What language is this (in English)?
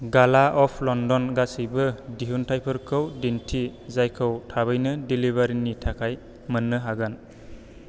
Bodo